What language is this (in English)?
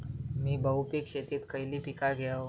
Marathi